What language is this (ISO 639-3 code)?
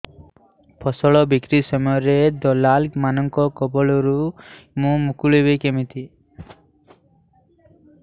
ori